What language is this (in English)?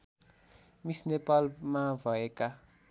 Nepali